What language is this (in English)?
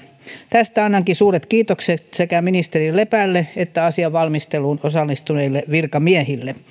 Finnish